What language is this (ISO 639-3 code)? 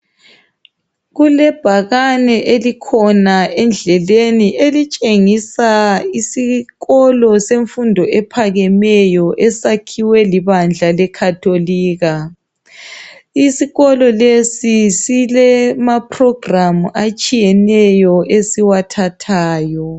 nde